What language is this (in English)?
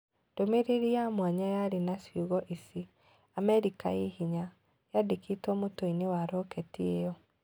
Kikuyu